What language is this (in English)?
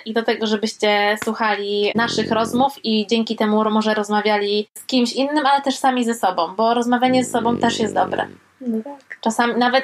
Polish